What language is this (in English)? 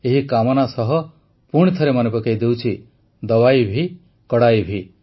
Odia